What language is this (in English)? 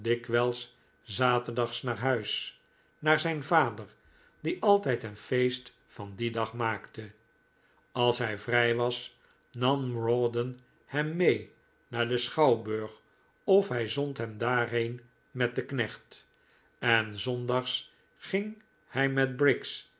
Dutch